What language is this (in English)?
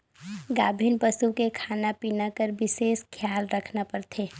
Chhattisgarhi